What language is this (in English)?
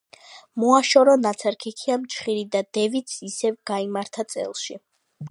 Georgian